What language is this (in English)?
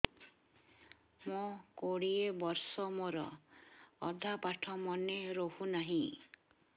Odia